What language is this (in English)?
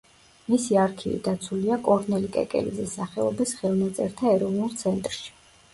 Georgian